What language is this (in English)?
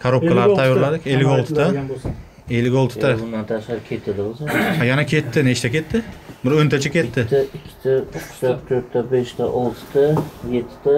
Turkish